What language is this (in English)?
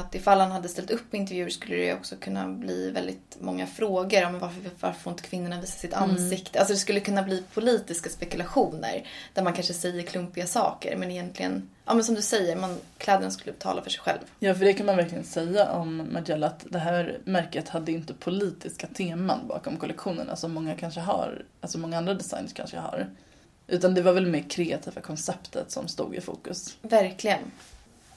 Swedish